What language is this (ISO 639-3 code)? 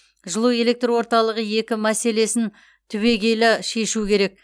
kaz